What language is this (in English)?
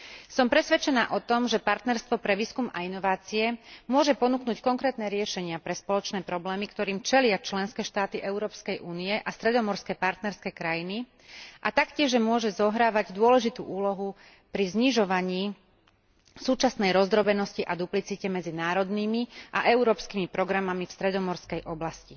Slovak